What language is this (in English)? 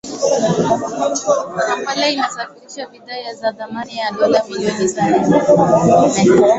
Swahili